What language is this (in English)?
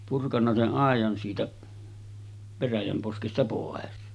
Finnish